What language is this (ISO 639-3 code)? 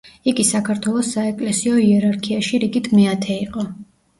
kat